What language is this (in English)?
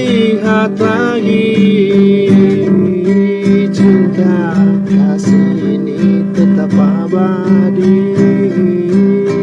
Indonesian